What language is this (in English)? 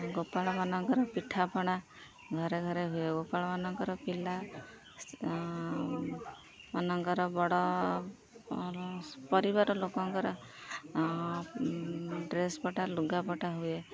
Odia